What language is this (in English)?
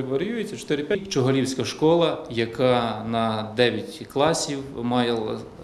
Ukrainian